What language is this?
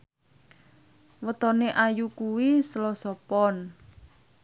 Javanese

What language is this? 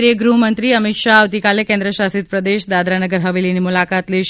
Gujarati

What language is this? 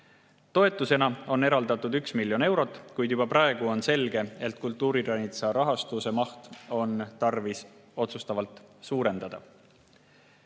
Estonian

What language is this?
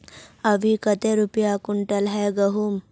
Magahi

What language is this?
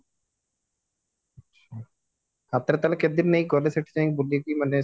Odia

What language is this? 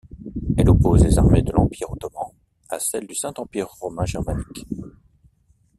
French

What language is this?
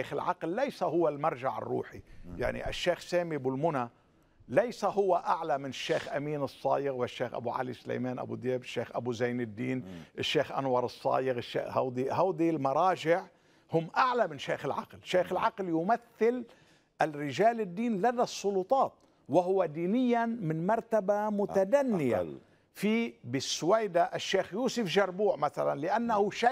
Arabic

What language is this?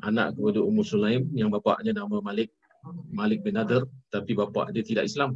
Malay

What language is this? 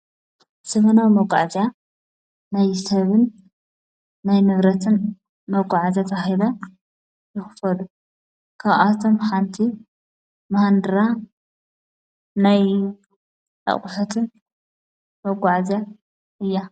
Tigrinya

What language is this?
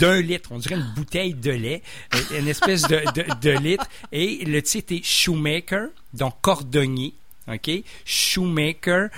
French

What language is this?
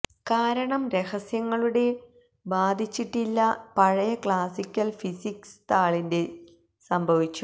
Malayalam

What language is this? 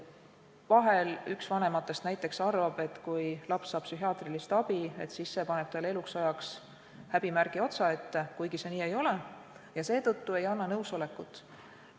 Estonian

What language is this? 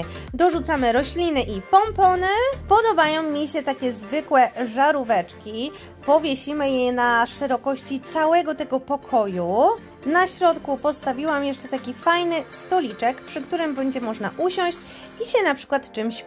Polish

